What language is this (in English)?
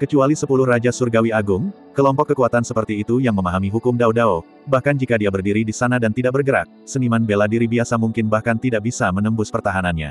Indonesian